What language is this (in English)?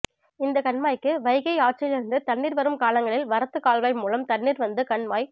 Tamil